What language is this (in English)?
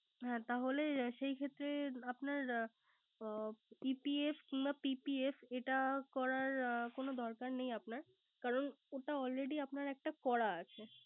Bangla